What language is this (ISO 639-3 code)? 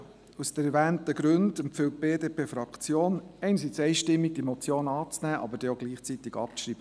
gsw